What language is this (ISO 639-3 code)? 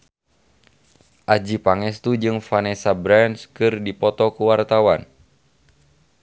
sun